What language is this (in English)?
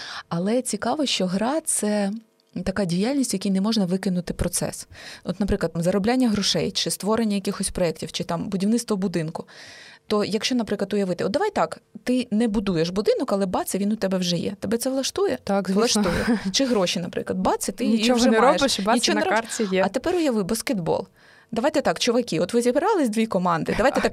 Ukrainian